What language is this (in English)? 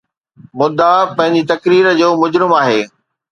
Sindhi